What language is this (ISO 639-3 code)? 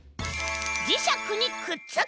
jpn